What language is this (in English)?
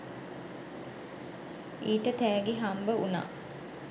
Sinhala